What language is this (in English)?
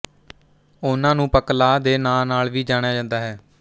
Punjabi